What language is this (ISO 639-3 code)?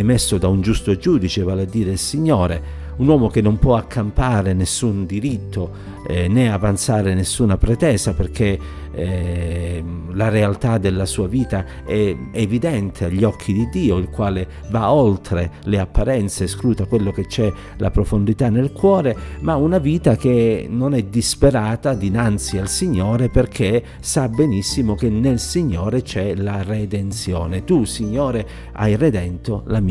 ita